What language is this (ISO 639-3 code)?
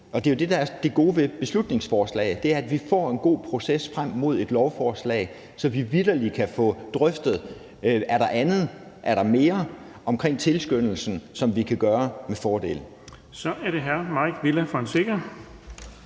dan